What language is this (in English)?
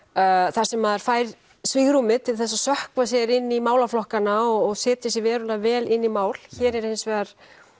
Icelandic